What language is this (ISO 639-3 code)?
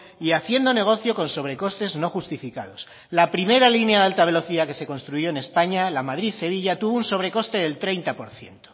spa